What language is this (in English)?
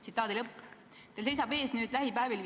Estonian